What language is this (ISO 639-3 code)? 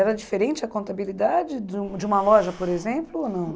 por